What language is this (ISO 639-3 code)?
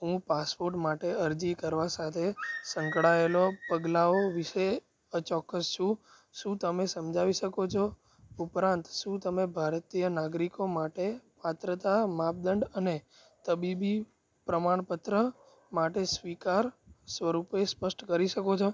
guj